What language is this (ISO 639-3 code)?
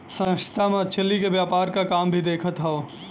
bho